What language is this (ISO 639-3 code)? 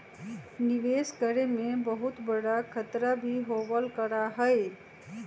mag